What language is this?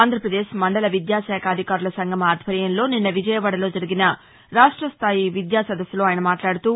Telugu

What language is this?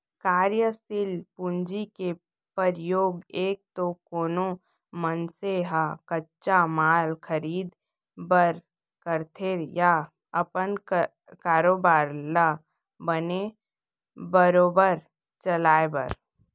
Chhattisgarhi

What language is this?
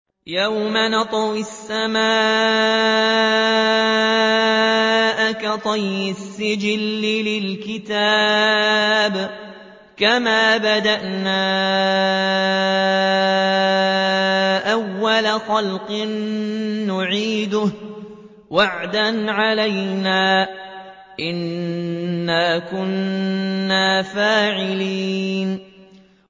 Arabic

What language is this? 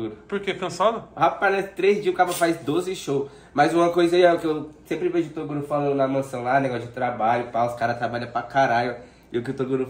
Portuguese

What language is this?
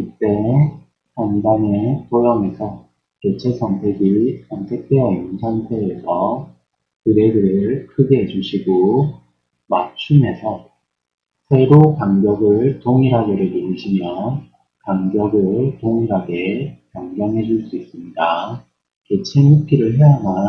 Korean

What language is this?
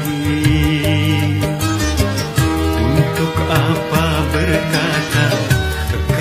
Romanian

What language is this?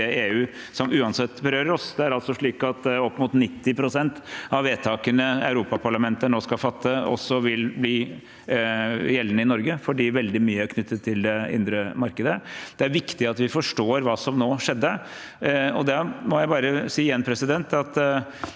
Norwegian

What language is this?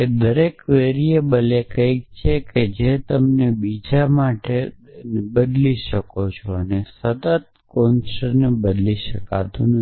Gujarati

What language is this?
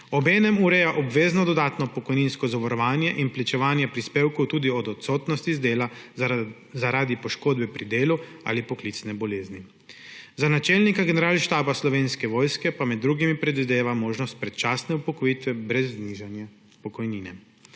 Slovenian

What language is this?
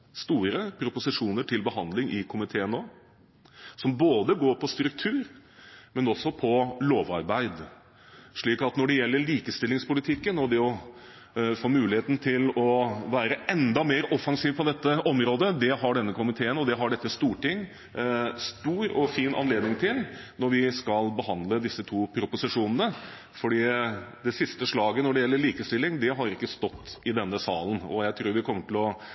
Norwegian Bokmål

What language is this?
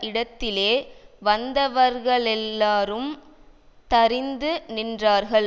Tamil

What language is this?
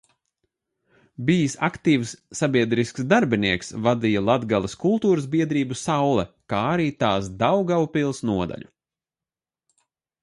Latvian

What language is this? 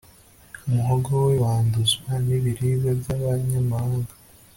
Kinyarwanda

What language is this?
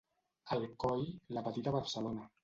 Catalan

